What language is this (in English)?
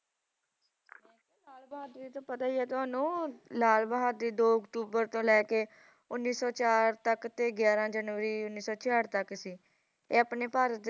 Punjabi